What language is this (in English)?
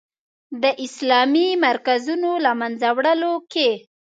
Pashto